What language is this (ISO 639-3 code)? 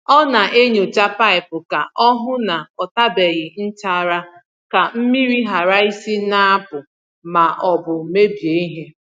ibo